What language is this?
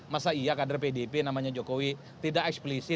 Indonesian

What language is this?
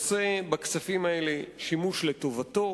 Hebrew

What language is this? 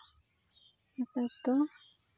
Santali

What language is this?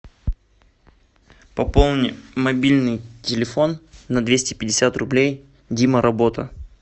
Russian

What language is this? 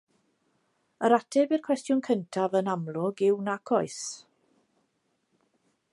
Welsh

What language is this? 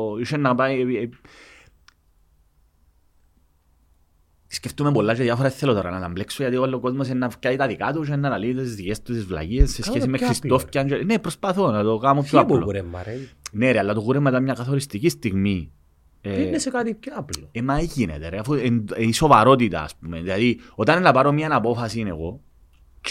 Greek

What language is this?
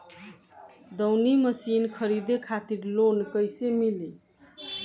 Bhojpuri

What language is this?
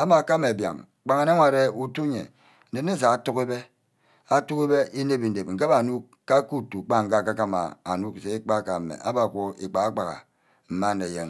Ubaghara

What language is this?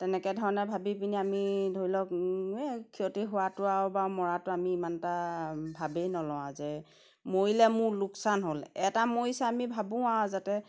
Assamese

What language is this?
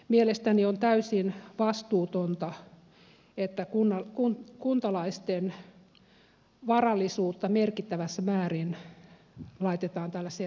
Finnish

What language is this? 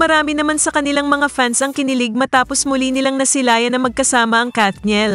Filipino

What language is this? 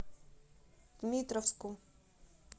Russian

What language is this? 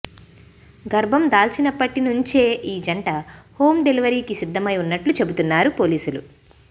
Telugu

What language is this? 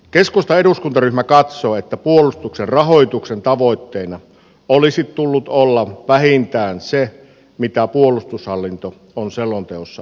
Finnish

